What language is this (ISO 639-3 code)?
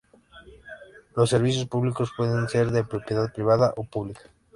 spa